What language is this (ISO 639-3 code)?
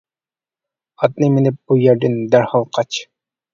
uig